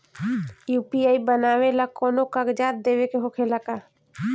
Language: Bhojpuri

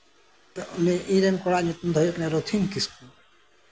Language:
Santali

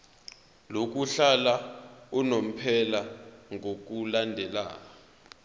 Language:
Zulu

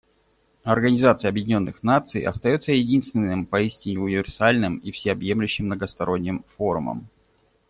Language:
Russian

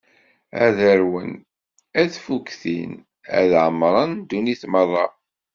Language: Kabyle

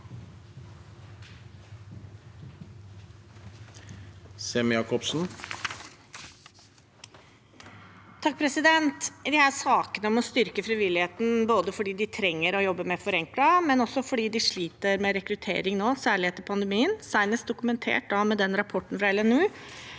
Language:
Norwegian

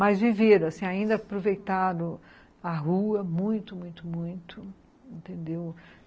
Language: Portuguese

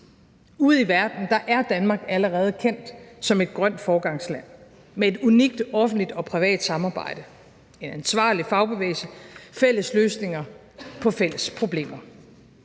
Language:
Danish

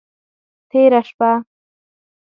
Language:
Pashto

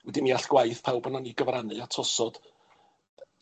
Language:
Welsh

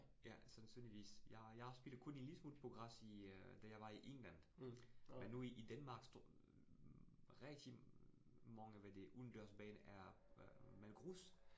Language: Danish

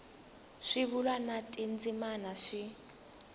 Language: Tsonga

